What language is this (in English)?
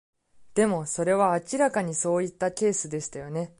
Japanese